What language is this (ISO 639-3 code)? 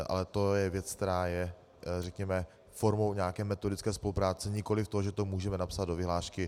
ces